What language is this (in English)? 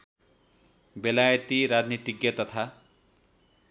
Nepali